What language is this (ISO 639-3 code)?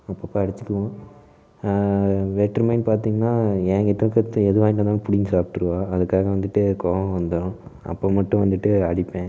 tam